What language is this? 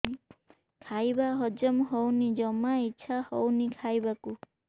Odia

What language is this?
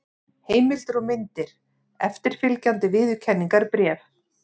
Icelandic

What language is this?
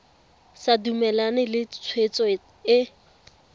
Tswana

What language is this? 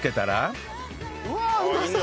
Japanese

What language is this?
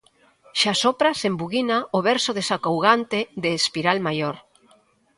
Galician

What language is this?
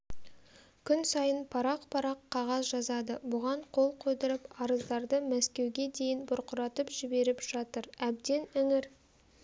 Kazakh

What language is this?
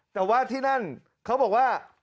Thai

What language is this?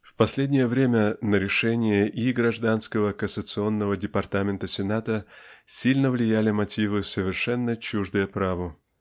Russian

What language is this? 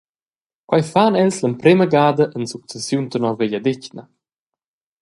Romansh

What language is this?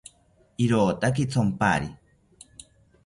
South Ucayali Ashéninka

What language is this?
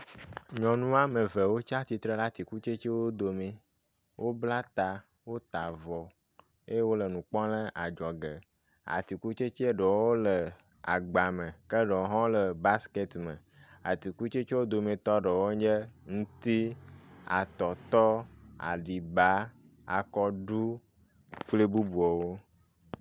Ewe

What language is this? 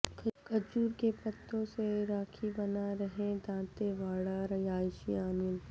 Urdu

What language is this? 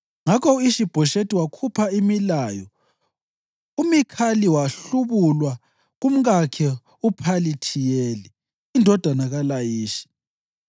North Ndebele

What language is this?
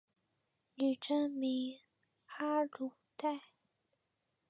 Chinese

